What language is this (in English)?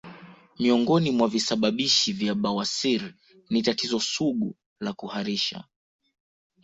Swahili